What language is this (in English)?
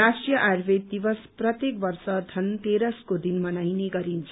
Nepali